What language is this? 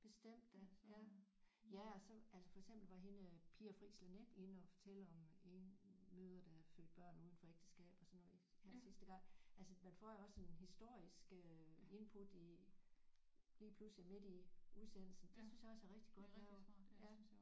Danish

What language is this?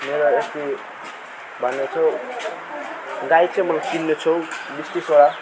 Nepali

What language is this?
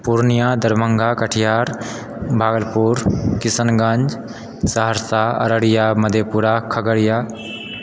Maithili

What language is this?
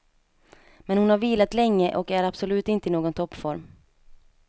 Swedish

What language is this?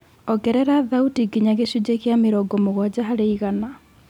Kikuyu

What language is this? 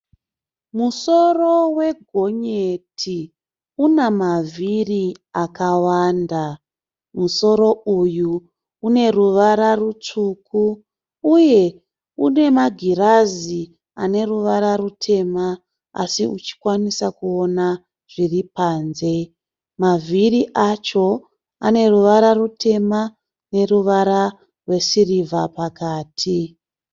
Shona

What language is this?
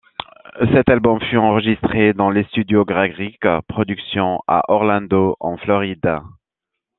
French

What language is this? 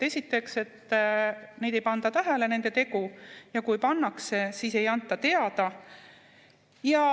Estonian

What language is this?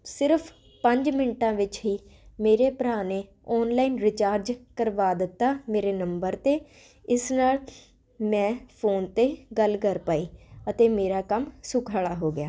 Punjabi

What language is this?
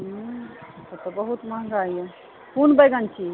Maithili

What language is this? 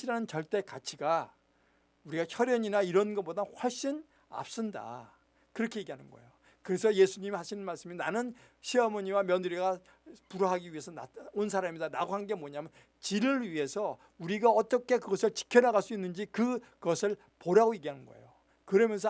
Korean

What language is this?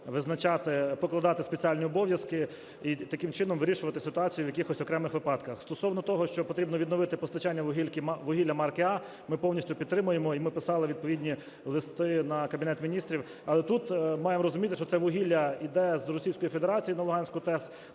Ukrainian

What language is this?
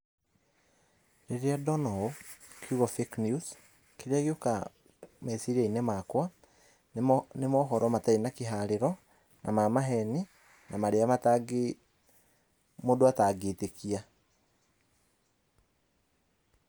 Kikuyu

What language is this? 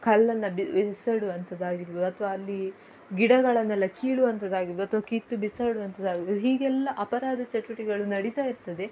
Kannada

